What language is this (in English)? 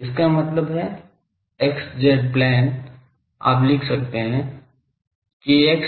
Hindi